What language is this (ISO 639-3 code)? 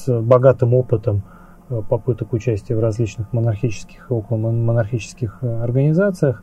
rus